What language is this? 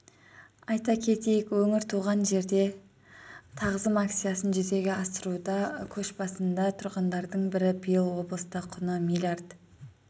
Kazakh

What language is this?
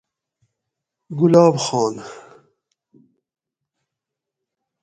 Gawri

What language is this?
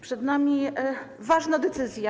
Polish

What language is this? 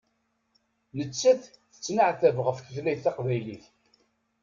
Kabyle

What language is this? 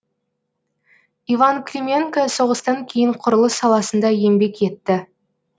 Kazakh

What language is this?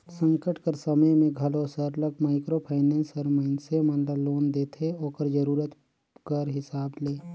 Chhattisgarhi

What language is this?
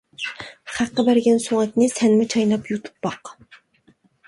Uyghur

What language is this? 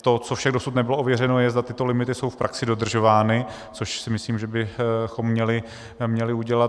Czech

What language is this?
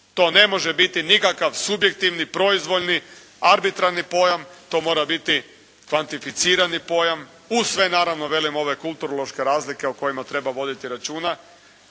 Croatian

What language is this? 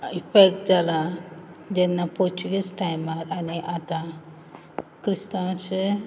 Konkani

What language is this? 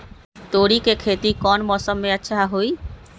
Magahi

